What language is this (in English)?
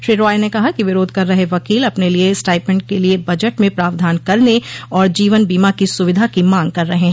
Hindi